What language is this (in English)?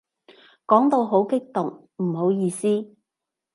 Cantonese